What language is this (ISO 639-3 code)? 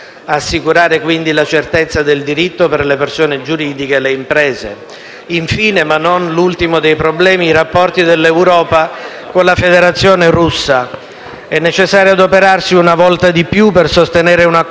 ita